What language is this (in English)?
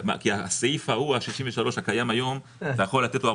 Hebrew